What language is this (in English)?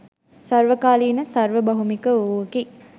Sinhala